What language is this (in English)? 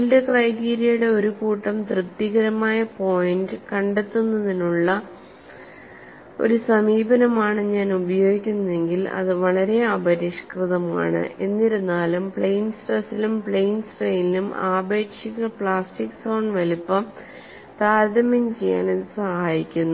Malayalam